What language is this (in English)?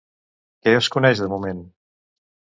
Catalan